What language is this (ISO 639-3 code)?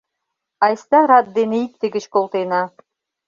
chm